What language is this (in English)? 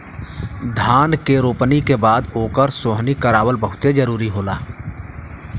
Bhojpuri